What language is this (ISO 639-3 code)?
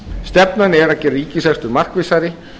isl